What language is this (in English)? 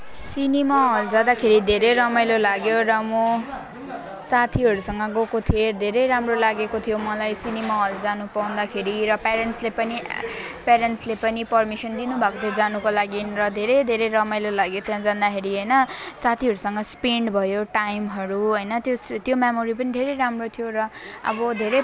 Nepali